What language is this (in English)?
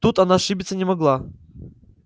Russian